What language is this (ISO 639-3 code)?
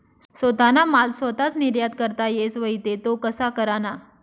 mar